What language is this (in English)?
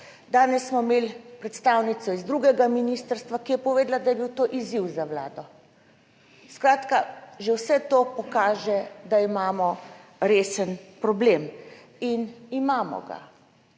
Slovenian